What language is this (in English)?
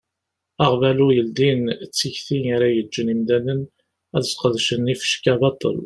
Kabyle